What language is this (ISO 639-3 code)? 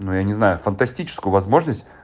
rus